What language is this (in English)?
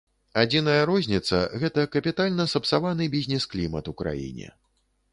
Belarusian